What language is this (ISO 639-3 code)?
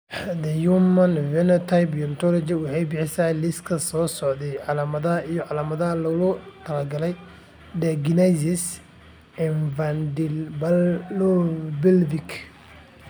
som